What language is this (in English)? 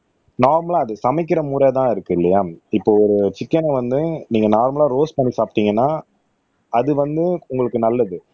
Tamil